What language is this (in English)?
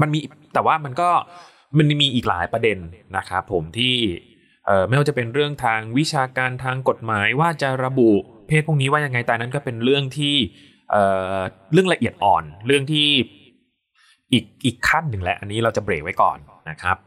Thai